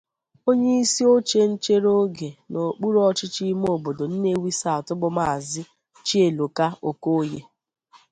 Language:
Igbo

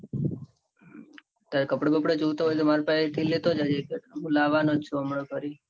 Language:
Gujarati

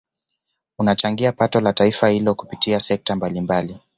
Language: Swahili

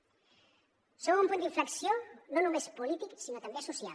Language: Catalan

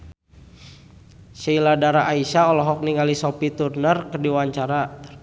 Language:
Sundanese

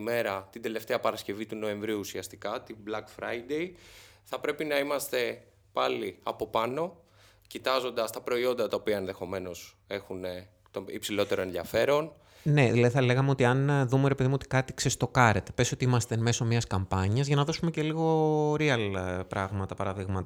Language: Greek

